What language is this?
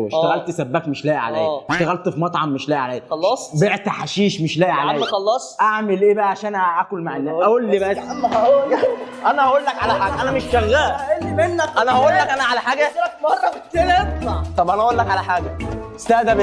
Arabic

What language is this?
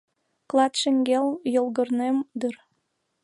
Mari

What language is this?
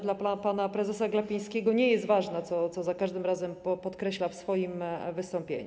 Polish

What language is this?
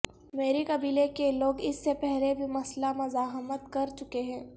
Urdu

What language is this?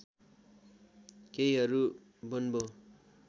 Nepali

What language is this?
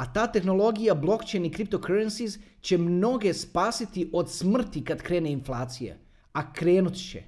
Croatian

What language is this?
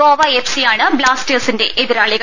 Malayalam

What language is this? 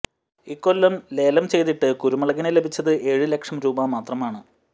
Malayalam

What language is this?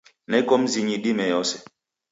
Taita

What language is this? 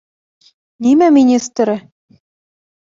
Bashkir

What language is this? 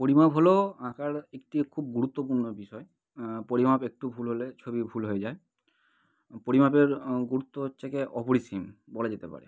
Bangla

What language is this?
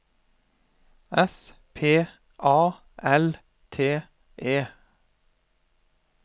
Norwegian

